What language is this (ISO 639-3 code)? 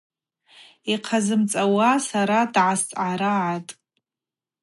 abq